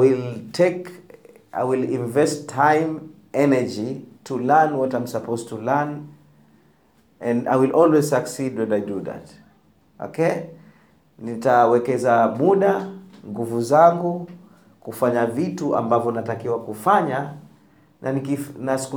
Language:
Swahili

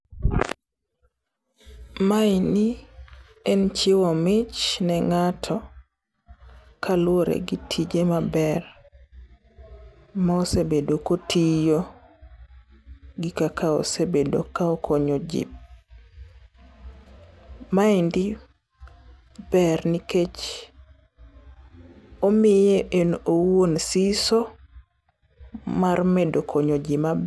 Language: Luo (Kenya and Tanzania)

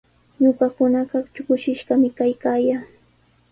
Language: Sihuas Ancash Quechua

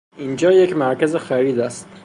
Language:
Persian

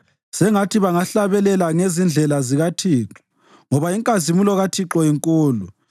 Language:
North Ndebele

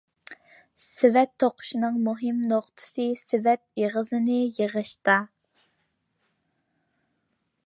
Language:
Uyghur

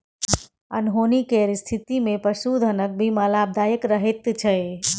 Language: Maithili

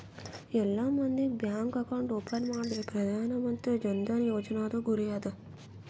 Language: Kannada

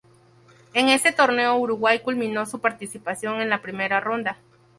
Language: Spanish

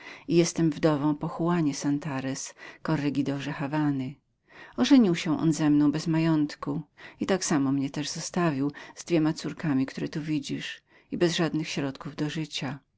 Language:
Polish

